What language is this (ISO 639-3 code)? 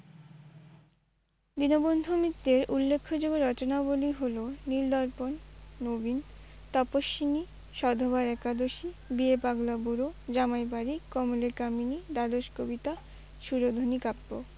ben